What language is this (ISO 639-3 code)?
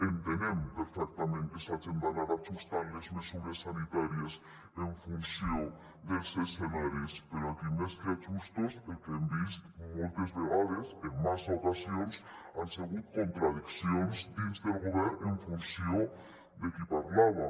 cat